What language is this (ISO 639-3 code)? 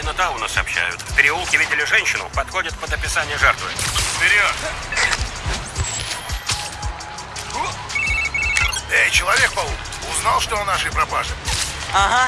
rus